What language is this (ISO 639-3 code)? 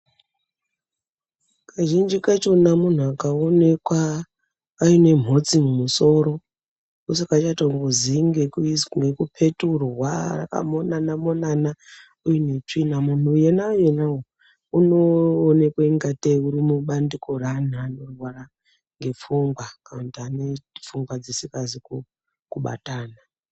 ndc